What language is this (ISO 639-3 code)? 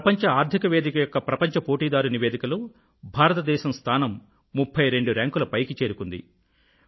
tel